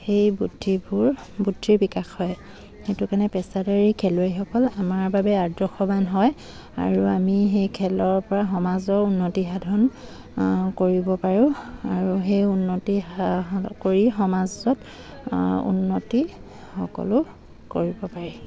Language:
Assamese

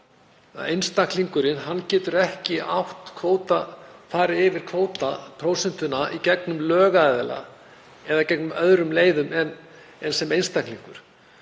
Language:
Icelandic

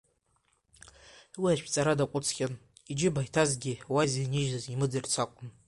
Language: Abkhazian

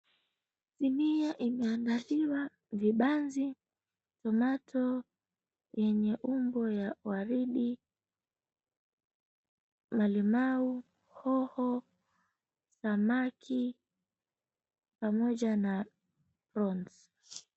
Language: Swahili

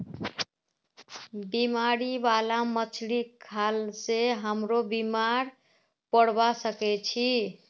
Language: Magahi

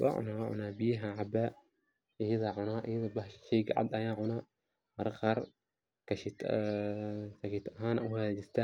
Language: Somali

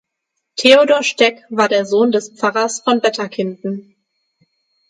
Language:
German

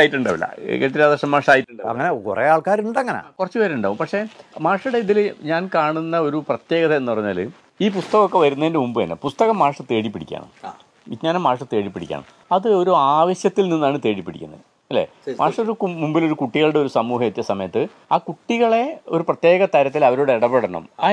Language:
Malayalam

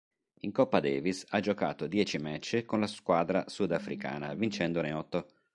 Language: Italian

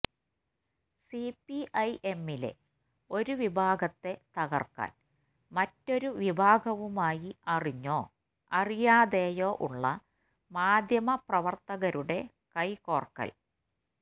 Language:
Malayalam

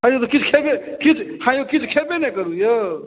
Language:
Maithili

